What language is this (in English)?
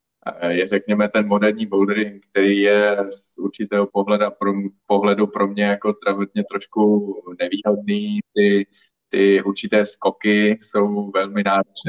Czech